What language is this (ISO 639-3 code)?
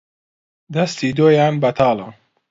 ckb